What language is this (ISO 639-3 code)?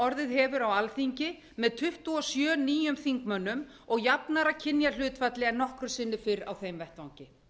isl